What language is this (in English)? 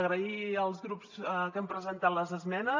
Catalan